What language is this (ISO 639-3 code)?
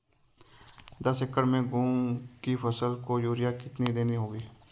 hin